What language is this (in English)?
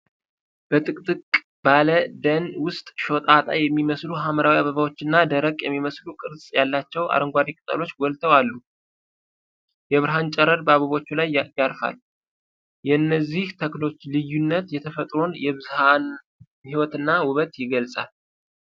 Amharic